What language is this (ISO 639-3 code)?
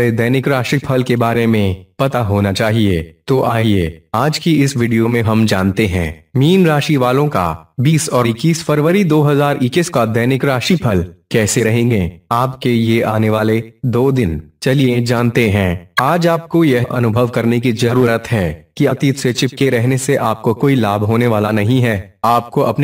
hin